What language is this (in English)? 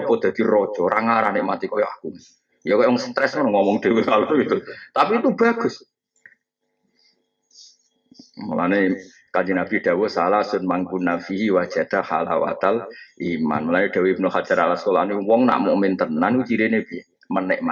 Indonesian